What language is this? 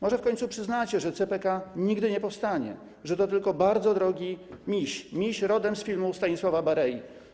Polish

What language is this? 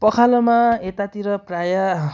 Nepali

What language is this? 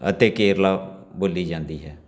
Punjabi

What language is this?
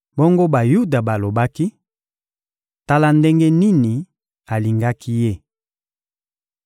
Lingala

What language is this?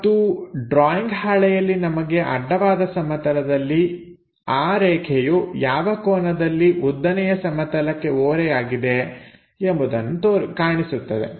Kannada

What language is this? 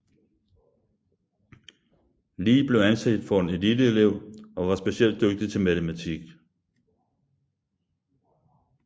Danish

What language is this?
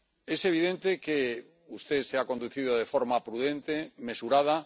Spanish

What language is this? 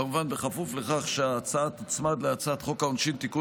Hebrew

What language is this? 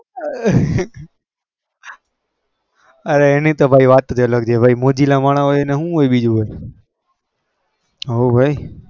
Gujarati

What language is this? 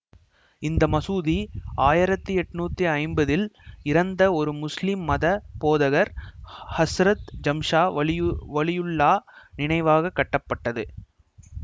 Tamil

